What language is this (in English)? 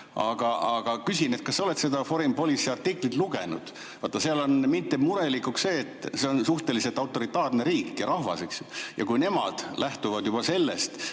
Estonian